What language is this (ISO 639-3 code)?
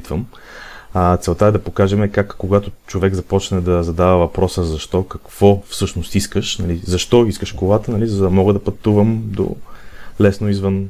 bul